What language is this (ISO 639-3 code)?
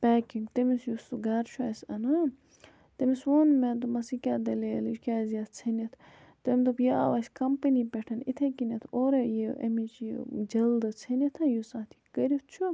kas